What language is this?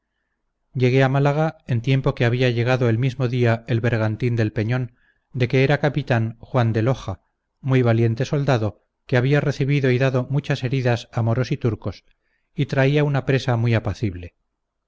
Spanish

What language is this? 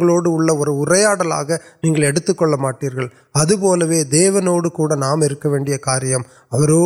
Urdu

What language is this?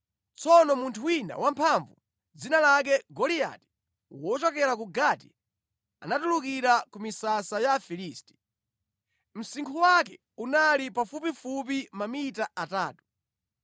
Nyanja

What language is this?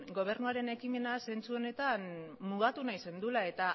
Basque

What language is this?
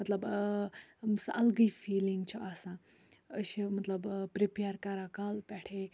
Kashmiri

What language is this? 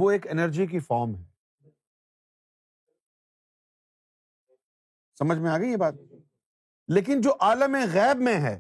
Urdu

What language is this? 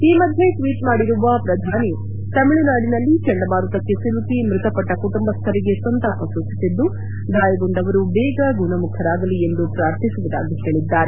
Kannada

